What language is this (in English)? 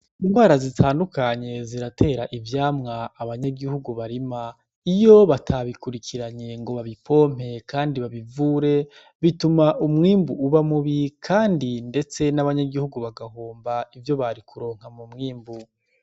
Rundi